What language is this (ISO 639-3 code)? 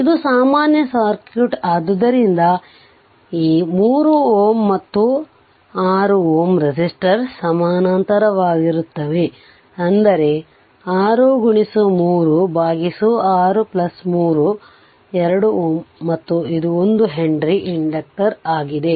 kan